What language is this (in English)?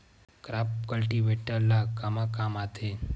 Chhattisgarhi